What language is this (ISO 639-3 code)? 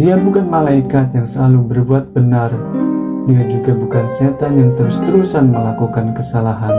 ind